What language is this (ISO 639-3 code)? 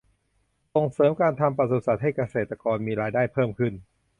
tha